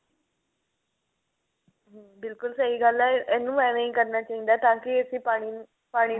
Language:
Punjabi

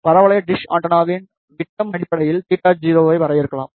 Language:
Tamil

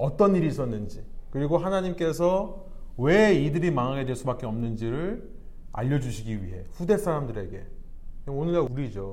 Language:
Korean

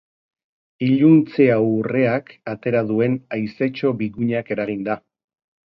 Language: Basque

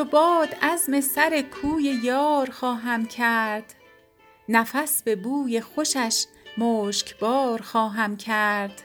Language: Persian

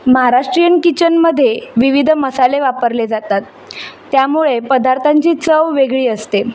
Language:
Marathi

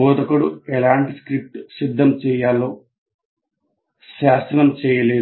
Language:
Telugu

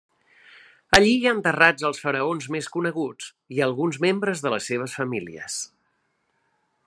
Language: Catalan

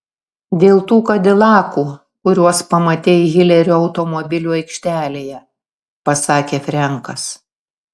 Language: Lithuanian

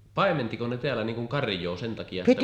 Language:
Finnish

